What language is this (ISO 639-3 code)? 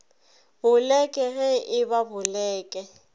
nso